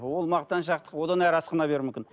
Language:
Kazakh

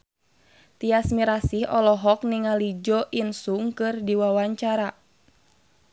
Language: Sundanese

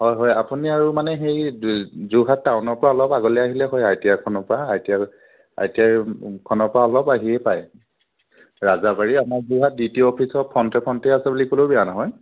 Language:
Assamese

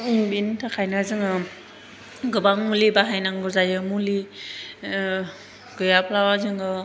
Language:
Bodo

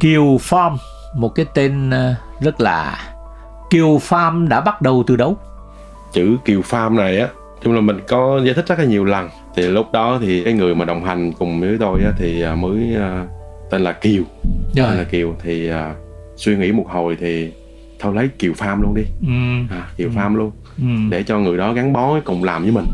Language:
Vietnamese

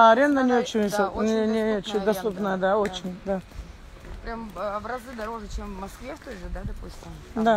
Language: Russian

